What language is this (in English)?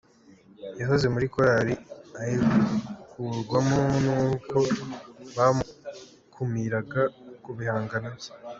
Kinyarwanda